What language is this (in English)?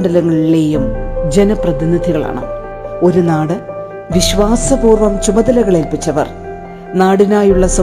Malayalam